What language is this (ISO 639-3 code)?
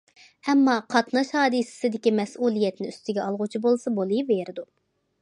uig